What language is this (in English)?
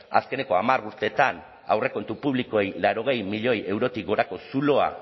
Basque